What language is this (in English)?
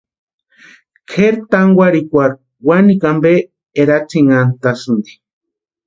Western Highland Purepecha